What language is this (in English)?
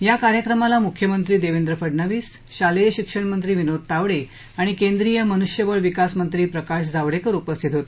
Marathi